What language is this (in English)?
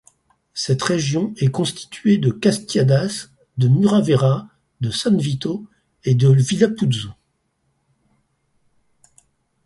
French